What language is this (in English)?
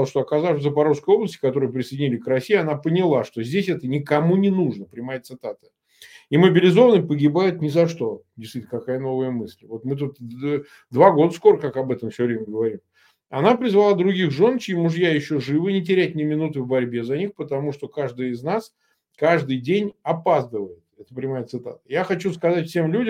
Russian